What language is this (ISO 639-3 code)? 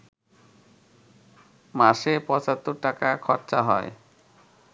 ben